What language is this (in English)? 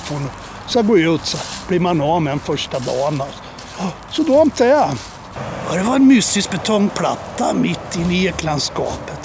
Swedish